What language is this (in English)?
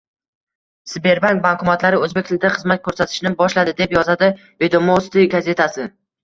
Uzbek